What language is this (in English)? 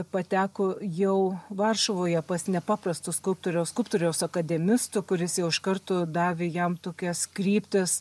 Lithuanian